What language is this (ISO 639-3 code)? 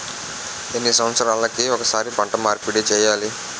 tel